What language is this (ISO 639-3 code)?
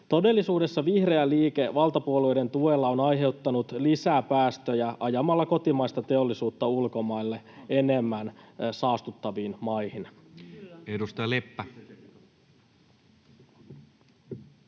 fin